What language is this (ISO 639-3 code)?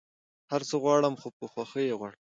pus